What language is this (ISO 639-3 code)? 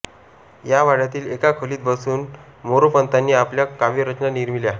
mar